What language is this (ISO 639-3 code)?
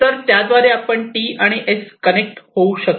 mar